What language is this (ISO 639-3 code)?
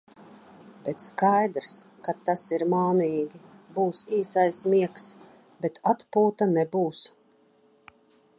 lav